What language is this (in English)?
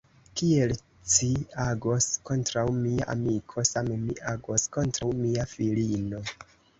Esperanto